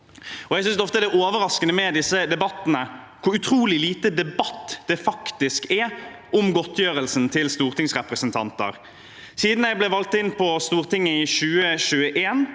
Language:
Norwegian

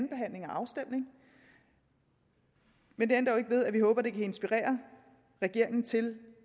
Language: Danish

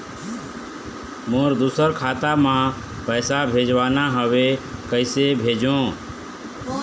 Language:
Chhattisgarhi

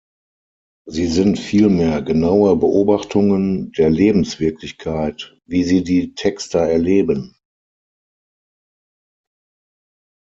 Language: German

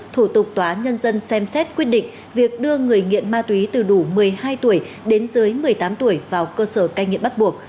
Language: Vietnamese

